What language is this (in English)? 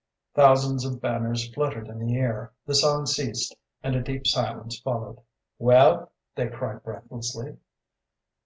English